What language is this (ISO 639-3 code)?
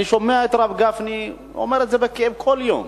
heb